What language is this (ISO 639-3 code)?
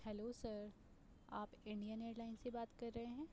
urd